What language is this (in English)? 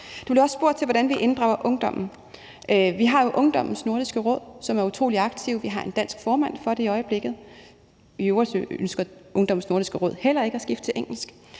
Danish